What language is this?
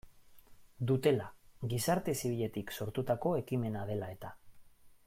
Basque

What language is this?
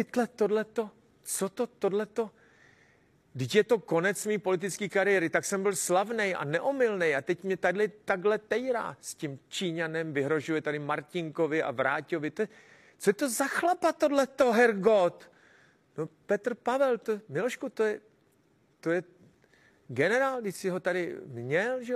Czech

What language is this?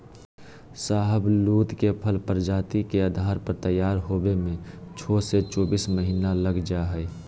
Magahi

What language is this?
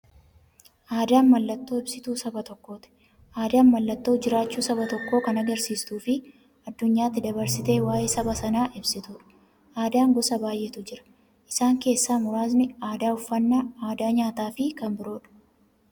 Oromo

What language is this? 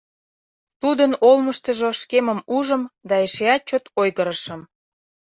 Mari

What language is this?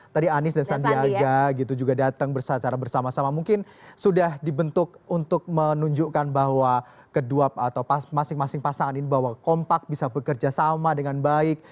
Indonesian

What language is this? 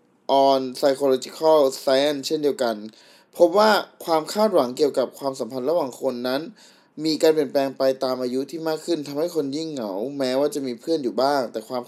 Thai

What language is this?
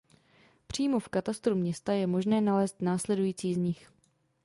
Czech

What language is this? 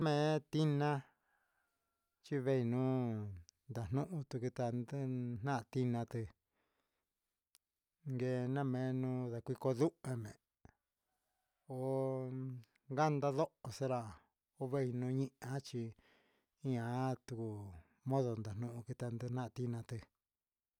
Huitepec Mixtec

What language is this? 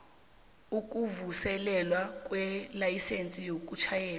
South Ndebele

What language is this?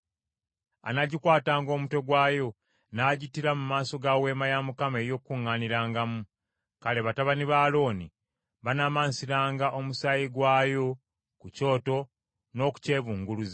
Ganda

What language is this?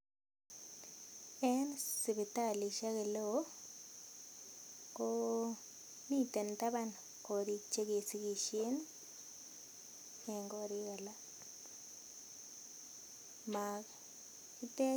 Kalenjin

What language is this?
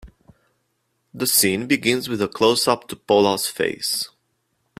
English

